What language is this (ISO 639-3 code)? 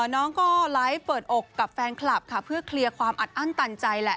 tha